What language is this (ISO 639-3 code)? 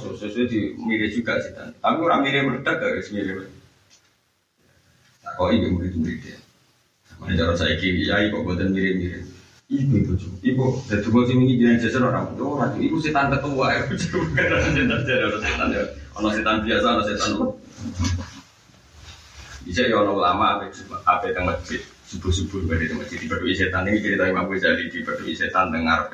ind